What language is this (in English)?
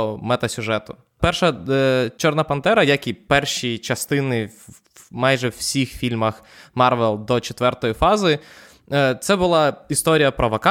Ukrainian